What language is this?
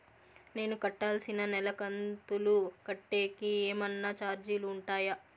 Telugu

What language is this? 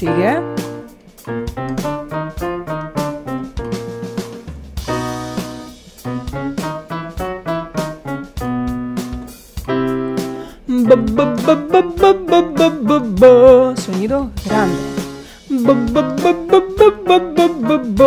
Spanish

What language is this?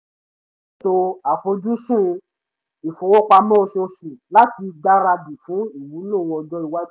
Yoruba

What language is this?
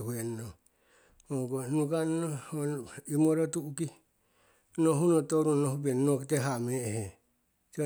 Siwai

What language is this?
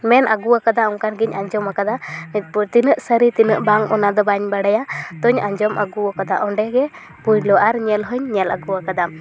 Santali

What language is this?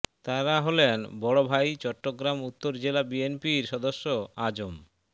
Bangla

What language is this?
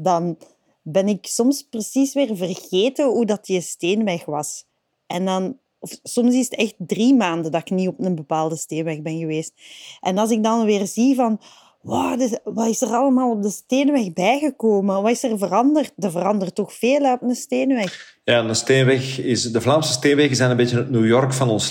Dutch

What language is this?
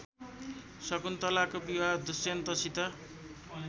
Nepali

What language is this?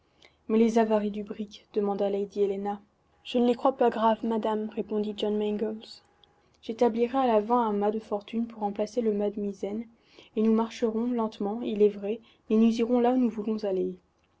French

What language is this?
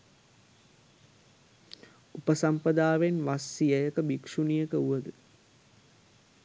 Sinhala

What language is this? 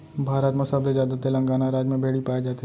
Chhattisgarhi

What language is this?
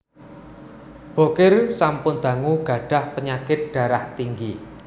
Javanese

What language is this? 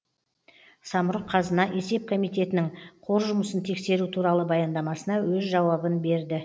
Kazakh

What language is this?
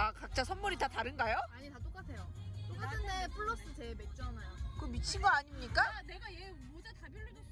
Korean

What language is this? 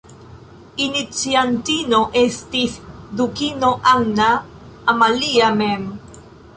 Esperanto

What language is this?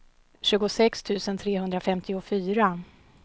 Swedish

